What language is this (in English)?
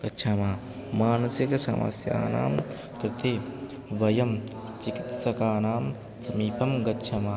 Sanskrit